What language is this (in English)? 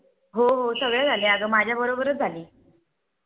Marathi